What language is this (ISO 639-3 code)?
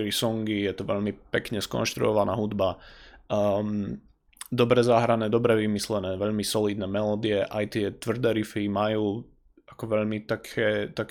slk